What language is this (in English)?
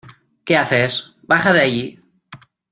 Spanish